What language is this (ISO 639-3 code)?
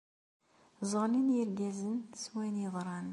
kab